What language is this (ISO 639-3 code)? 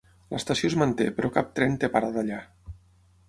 cat